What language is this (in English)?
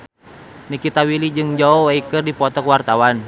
Sundanese